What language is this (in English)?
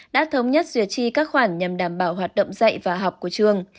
Vietnamese